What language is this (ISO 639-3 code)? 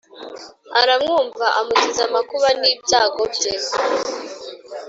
kin